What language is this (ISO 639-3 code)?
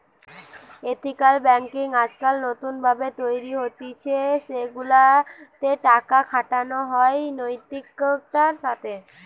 ben